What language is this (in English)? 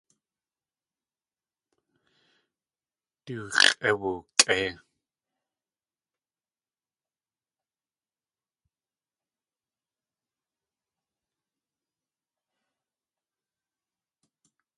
Tlingit